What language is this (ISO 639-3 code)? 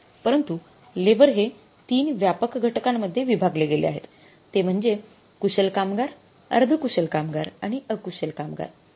mar